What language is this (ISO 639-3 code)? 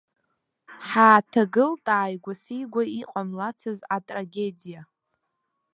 abk